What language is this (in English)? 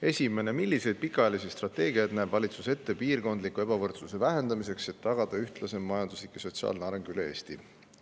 Estonian